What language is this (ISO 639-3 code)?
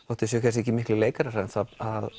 isl